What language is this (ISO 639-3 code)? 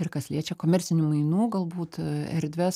lit